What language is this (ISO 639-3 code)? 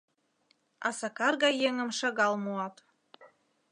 chm